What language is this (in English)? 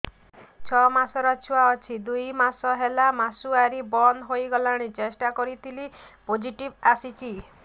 Odia